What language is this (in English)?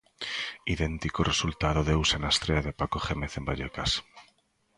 Galician